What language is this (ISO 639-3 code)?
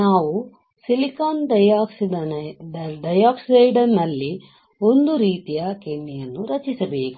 kan